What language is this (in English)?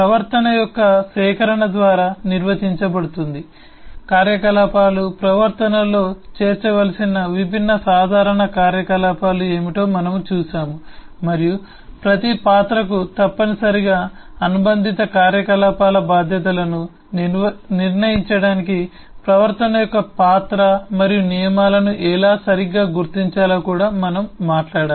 Telugu